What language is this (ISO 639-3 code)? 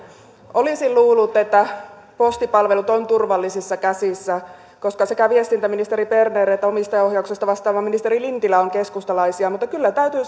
fin